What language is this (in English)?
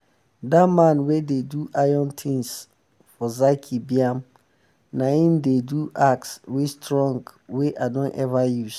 Nigerian Pidgin